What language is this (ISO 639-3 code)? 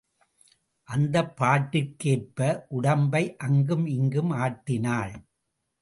tam